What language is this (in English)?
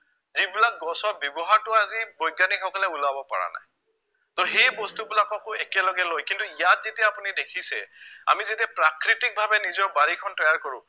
Assamese